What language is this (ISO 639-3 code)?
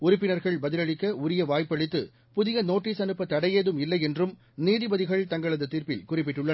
tam